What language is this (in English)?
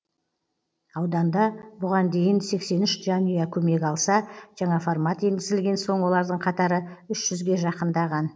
Kazakh